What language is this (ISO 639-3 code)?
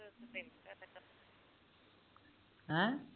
pan